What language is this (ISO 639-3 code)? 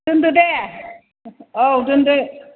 brx